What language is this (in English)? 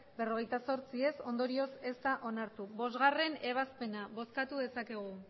Basque